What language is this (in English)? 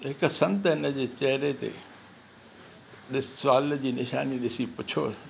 Sindhi